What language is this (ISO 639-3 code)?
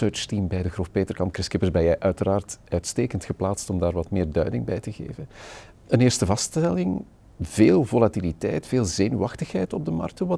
nld